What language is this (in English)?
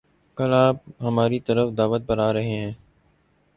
Urdu